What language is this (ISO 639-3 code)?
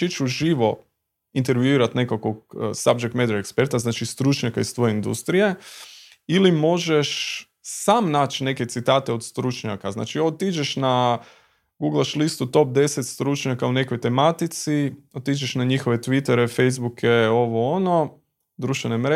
hrv